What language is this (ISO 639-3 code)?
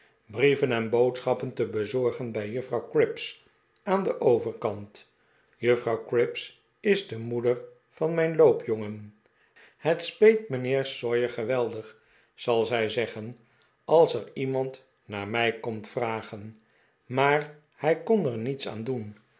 nld